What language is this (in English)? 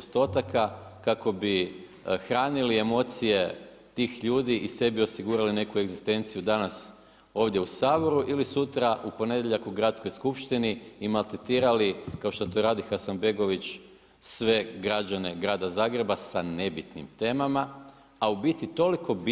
Croatian